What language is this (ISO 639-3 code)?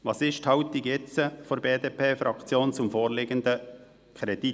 gsw